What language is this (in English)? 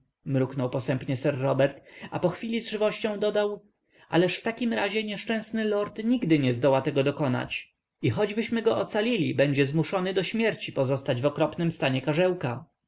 Polish